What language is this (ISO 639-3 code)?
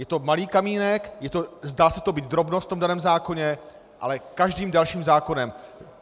ces